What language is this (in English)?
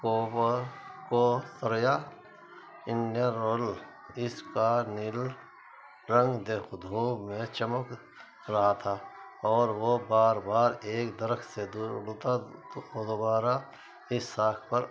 Urdu